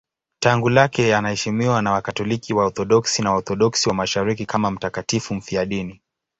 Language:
Swahili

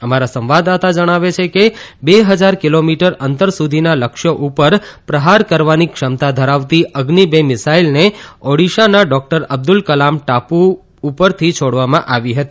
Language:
Gujarati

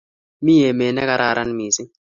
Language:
Kalenjin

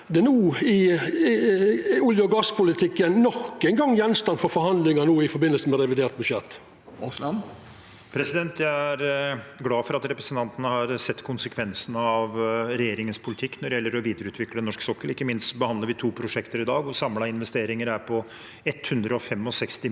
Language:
Norwegian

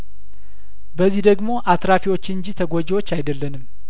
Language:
Amharic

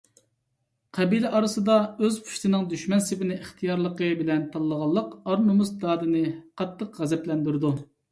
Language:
Uyghur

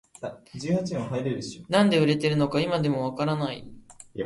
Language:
Japanese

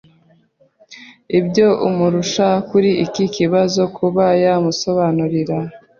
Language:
Kinyarwanda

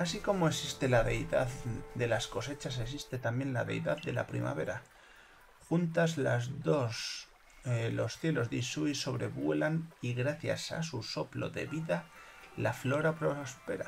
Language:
Spanish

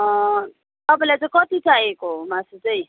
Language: Nepali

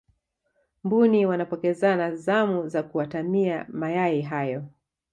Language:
Swahili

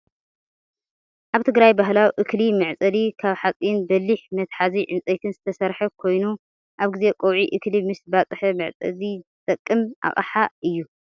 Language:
Tigrinya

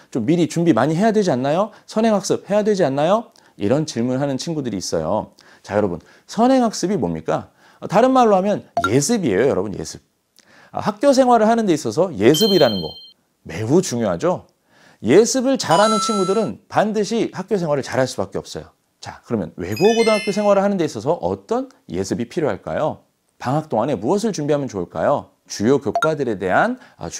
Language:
Korean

